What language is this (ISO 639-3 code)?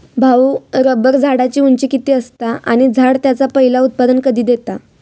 mar